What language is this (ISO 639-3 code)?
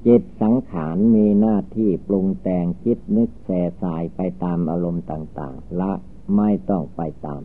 tha